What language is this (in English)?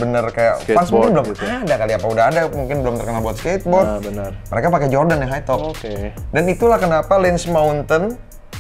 Indonesian